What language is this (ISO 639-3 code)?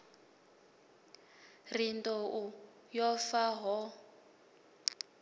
ven